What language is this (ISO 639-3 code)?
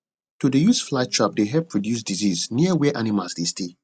pcm